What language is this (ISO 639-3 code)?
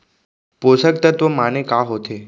hne